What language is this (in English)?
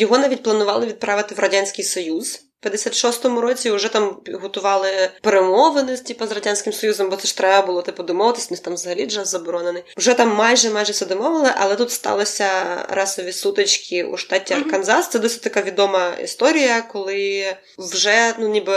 Ukrainian